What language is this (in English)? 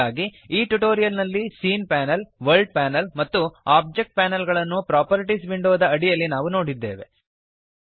Kannada